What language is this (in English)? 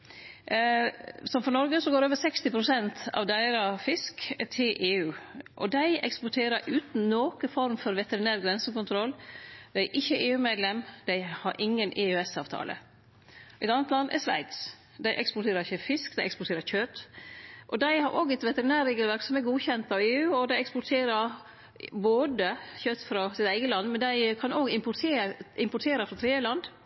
Norwegian Nynorsk